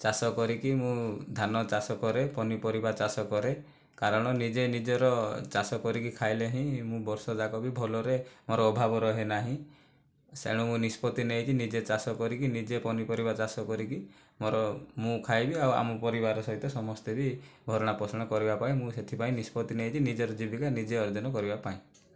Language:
Odia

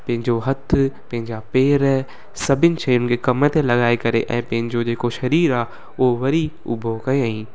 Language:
Sindhi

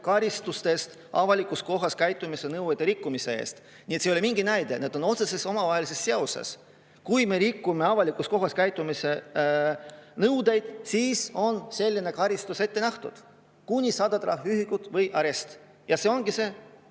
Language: Estonian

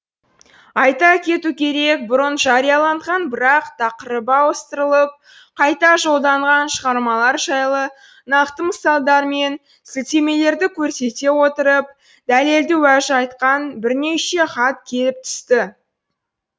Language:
Kazakh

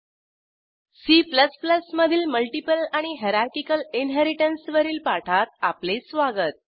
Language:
Marathi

